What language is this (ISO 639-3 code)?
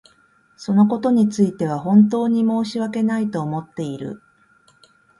jpn